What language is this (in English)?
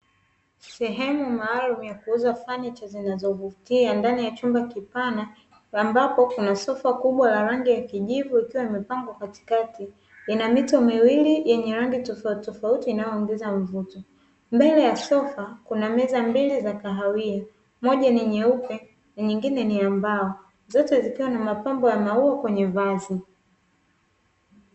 Swahili